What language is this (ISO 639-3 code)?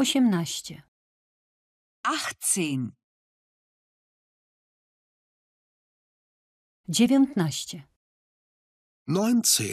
pol